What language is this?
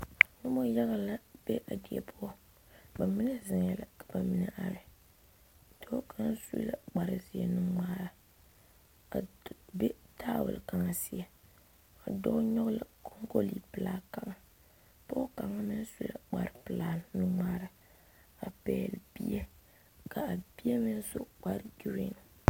Southern Dagaare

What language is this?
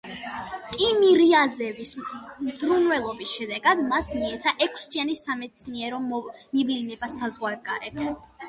Georgian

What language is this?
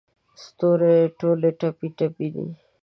Pashto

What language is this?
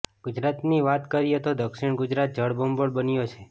Gujarati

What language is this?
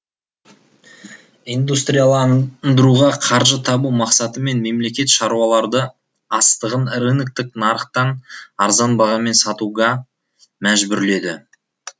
Kazakh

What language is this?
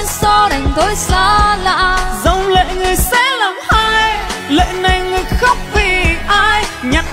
Vietnamese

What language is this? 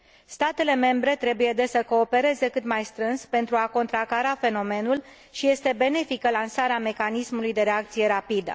Romanian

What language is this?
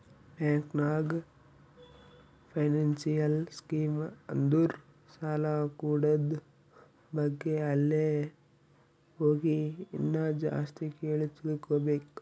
Kannada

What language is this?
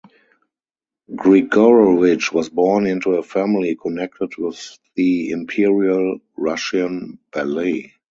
English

